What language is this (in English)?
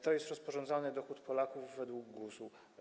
Polish